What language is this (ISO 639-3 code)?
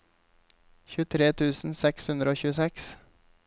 nor